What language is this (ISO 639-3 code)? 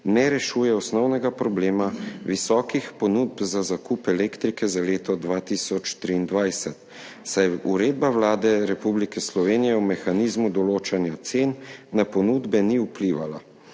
slv